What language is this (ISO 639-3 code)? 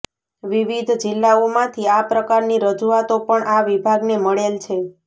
guj